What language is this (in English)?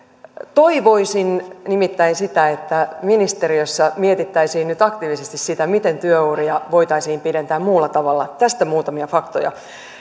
Finnish